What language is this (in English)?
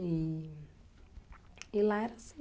Portuguese